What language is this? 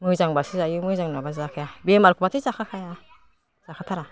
Bodo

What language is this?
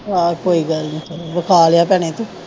Punjabi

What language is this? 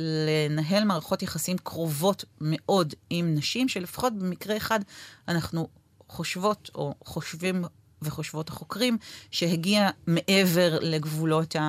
Hebrew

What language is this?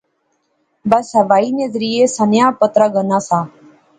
Pahari-Potwari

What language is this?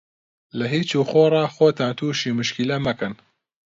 Central Kurdish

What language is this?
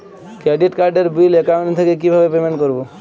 Bangla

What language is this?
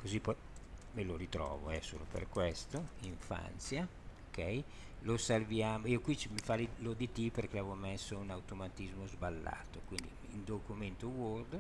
Italian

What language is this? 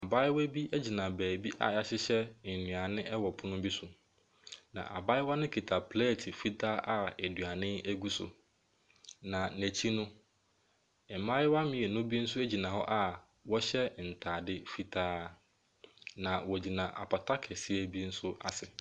Akan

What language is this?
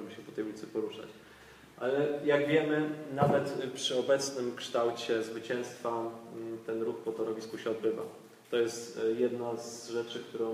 Polish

